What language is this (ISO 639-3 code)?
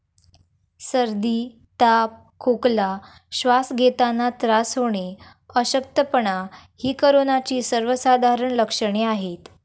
mar